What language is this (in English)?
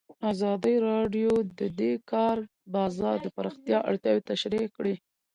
Pashto